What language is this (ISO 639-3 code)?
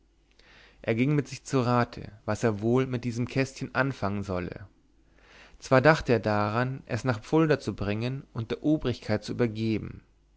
deu